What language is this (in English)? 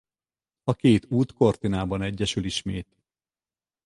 Hungarian